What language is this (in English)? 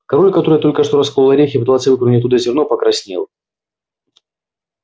Russian